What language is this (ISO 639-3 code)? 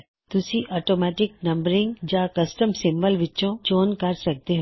pan